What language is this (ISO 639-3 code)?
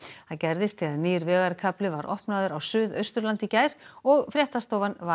isl